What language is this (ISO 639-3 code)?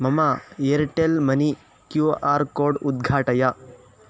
san